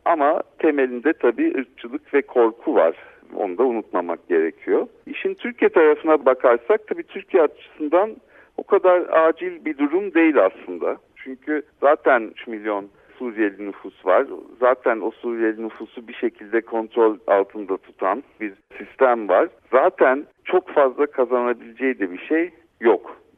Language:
Turkish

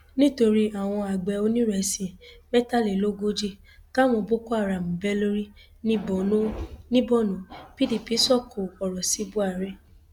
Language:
Yoruba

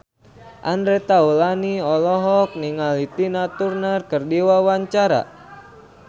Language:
Sundanese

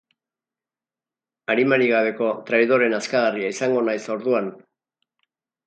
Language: Basque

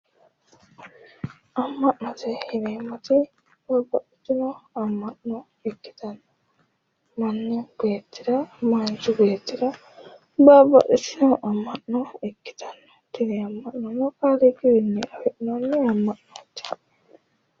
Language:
Sidamo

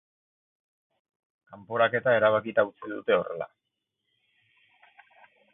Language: Basque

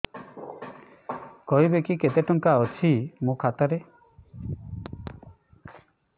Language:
Odia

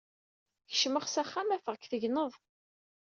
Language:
Kabyle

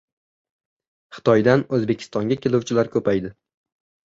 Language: Uzbek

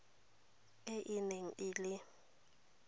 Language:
Tswana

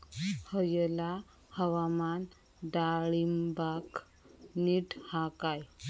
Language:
Marathi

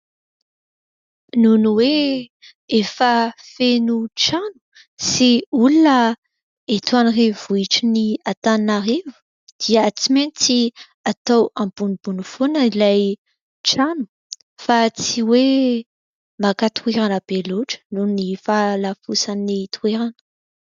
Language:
Malagasy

